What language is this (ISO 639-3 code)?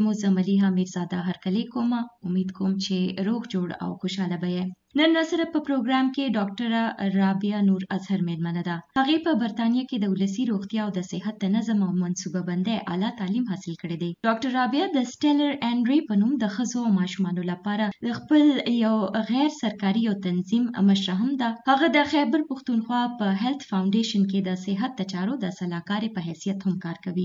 urd